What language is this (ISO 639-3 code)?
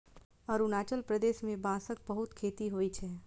mai